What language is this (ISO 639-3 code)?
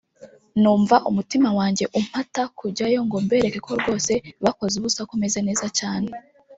kin